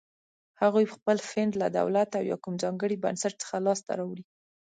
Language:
Pashto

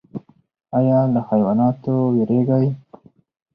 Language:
Pashto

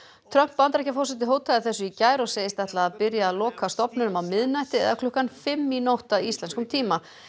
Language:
Icelandic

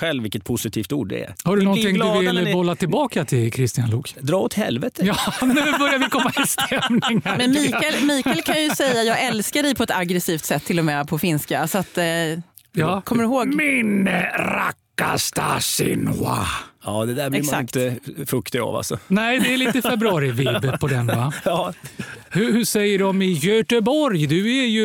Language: Swedish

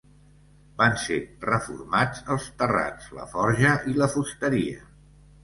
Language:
Catalan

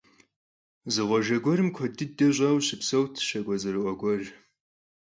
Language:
Kabardian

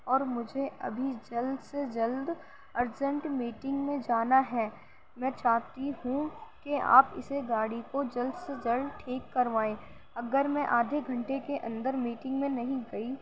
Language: Urdu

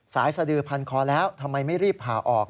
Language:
Thai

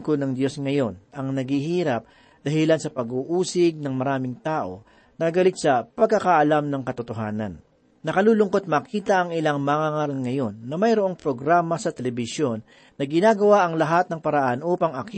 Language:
Filipino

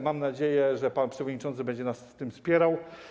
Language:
Polish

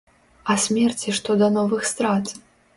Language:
Belarusian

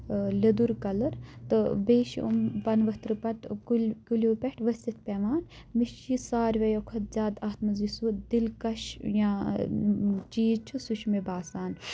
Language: Kashmiri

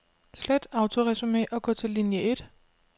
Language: Danish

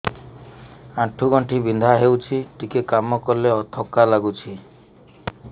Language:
Odia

